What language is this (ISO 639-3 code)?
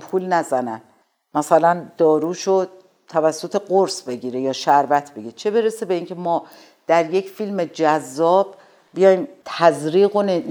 fas